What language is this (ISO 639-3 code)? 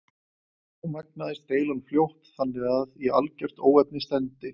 isl